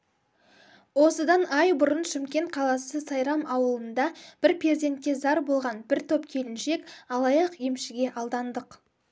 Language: Kazakh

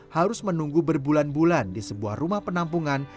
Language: Indonesian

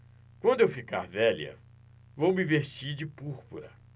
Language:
Portuguese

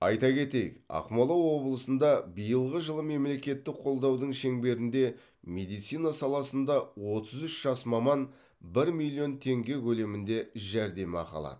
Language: Kazakh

